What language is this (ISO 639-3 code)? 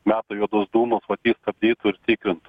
lit